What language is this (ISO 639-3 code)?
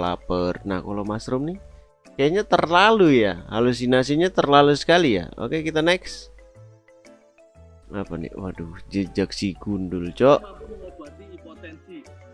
ind